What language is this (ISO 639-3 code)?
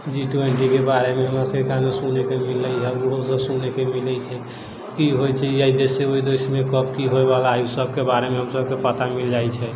mai